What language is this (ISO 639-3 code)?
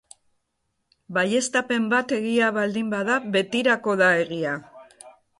eus